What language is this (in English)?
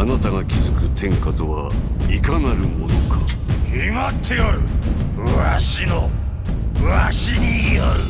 Japanese